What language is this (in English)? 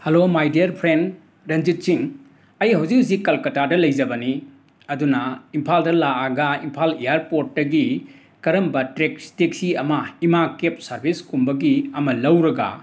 Manipuri